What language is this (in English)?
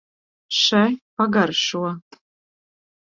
Latvian